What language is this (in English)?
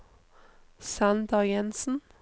Norwegian